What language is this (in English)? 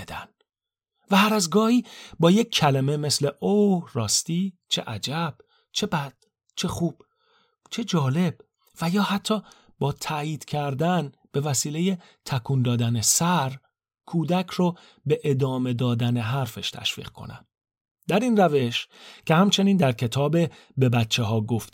Persian